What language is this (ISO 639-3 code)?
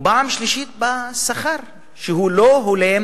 heb